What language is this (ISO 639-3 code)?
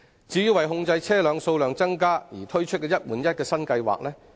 yue